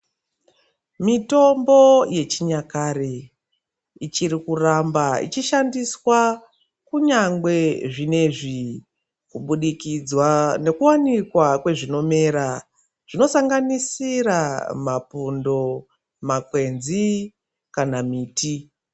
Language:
Ndau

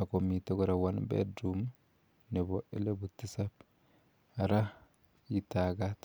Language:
Kalenjin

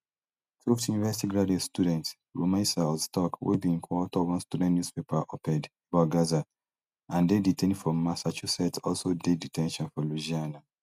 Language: Nigerian Pidgin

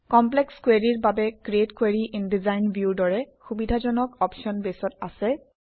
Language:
Assamese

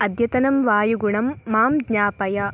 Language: Sanskrit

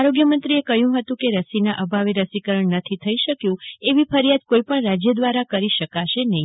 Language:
Gujarati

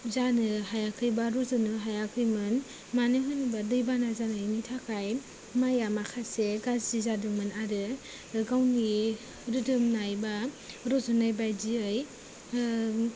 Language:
Bodo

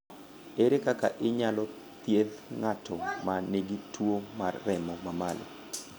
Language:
Luo (Kenya and Tanzania)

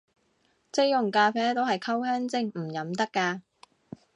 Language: Cantonese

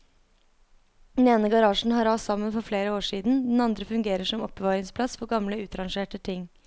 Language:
Norwegian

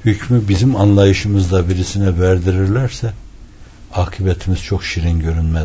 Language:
Turkish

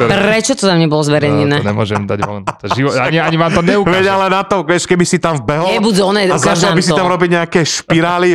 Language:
Slovak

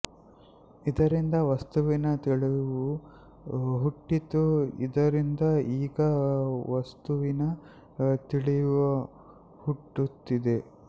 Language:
Kannada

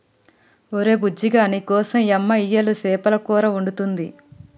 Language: Telugu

